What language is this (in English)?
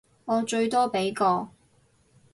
Cantonese